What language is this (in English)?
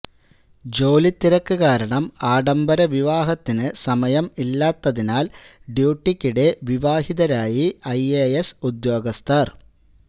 Malayalam